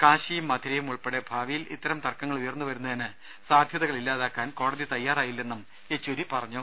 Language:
Malayalam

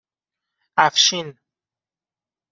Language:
Persian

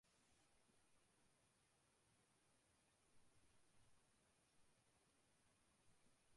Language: English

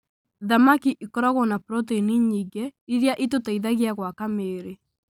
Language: Kikuyu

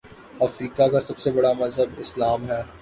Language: Urdu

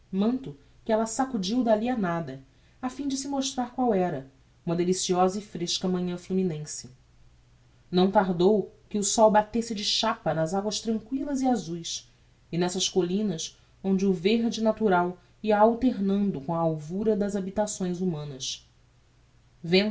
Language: Portuguese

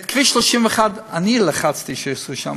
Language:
Hebrew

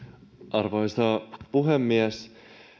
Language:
Finnish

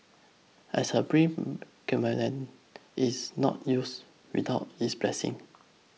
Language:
English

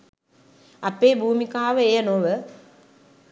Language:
Sinhala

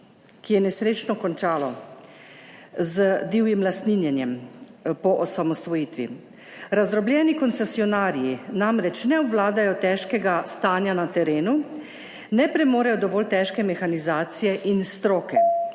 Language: Slovenian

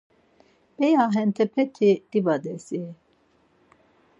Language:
Laz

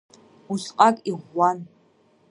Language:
Abkhazian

